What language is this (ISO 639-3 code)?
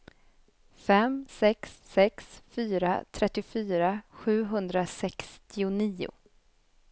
swe